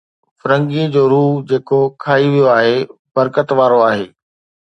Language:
Sindhi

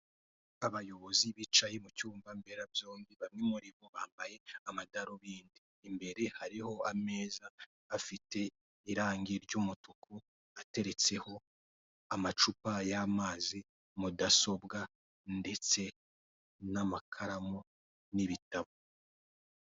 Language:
Kinyarwanda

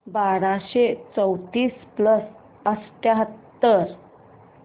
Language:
Marathi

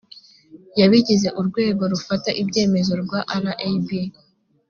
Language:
Kinyarwanda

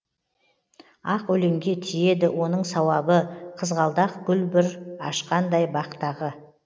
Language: Kazakh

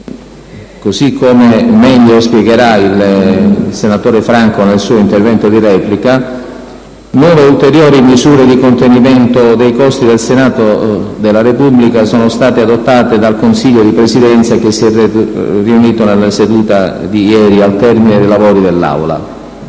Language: Italian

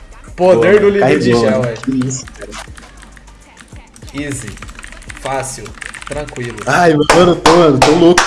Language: Portuguese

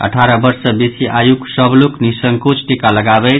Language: Maithili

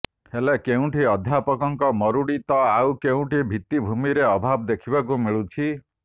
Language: Odia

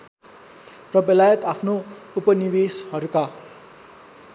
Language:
Nepali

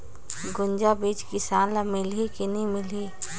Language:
Chhattisgarhi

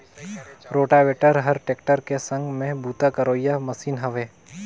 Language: Chhattisgarhi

